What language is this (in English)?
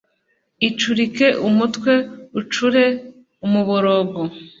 Kinyarwanda